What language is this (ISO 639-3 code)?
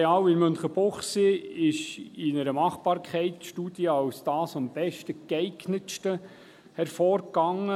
gsw